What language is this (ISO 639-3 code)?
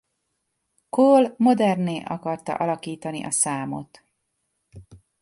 hun